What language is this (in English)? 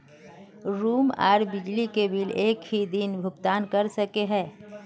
Magahi